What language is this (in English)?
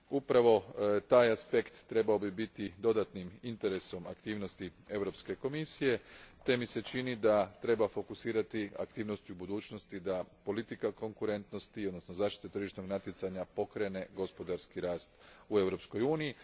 Croatian